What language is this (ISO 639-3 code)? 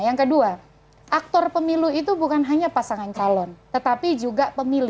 ind